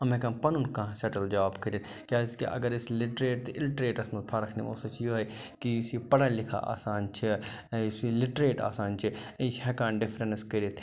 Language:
Kashmiri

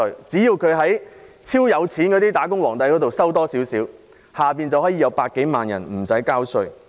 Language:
Cantonese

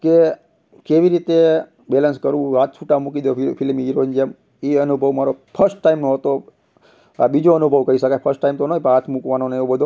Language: Gujarati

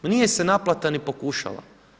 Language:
Croatian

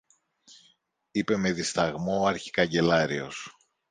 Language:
Greek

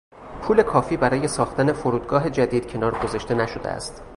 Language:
Persian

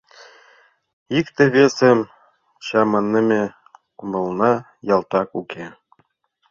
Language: Mari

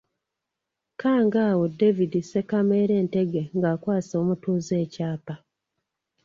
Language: Ganda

